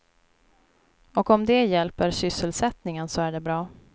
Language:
Swedish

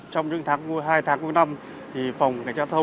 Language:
Vietnamese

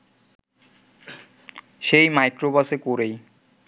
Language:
Bangla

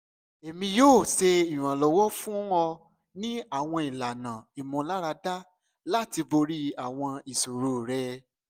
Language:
Yoruba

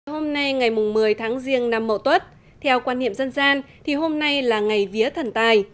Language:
Vietnamese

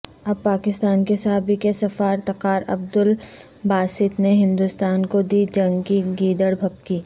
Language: Urdu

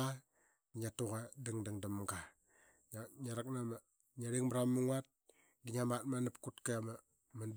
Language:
Qaqet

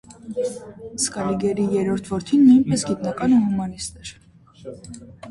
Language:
Armenian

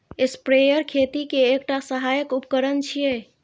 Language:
Maithili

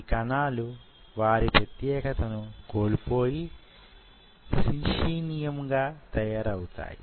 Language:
Telugu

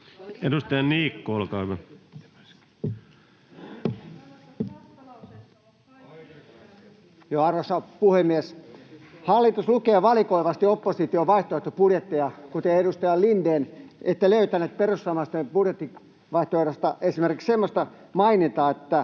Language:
Finnish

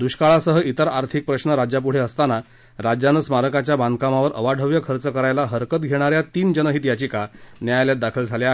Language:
Marathi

